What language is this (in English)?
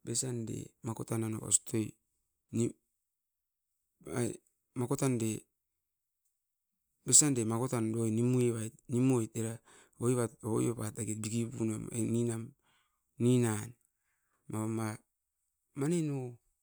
Askopan